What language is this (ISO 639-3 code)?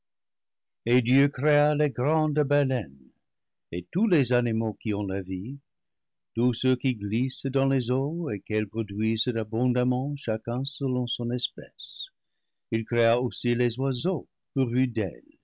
fra